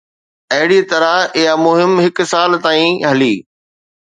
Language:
Sindhi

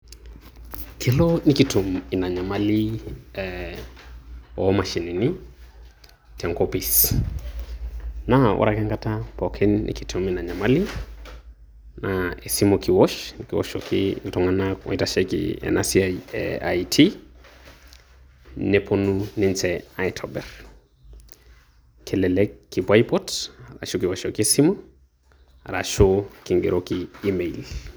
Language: Masai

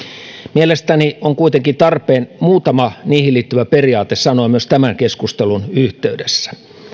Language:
Finnish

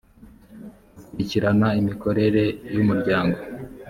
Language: Kinyarwanda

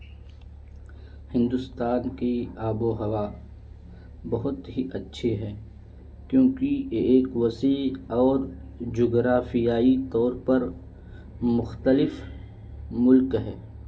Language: Urdu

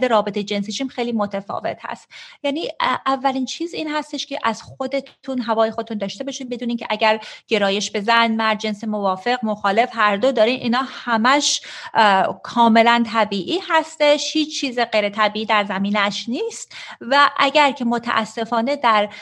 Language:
Persian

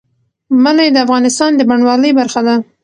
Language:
Pashto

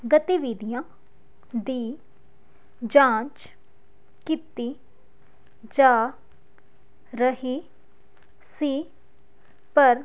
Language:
Punjabi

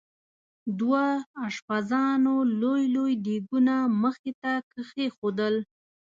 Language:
Pashto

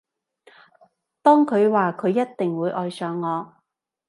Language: Cantonese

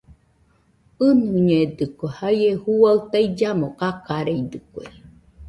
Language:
Nüpode Huitoto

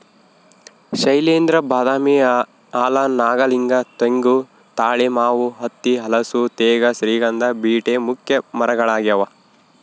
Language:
Kannada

